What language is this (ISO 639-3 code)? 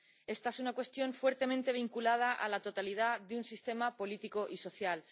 spa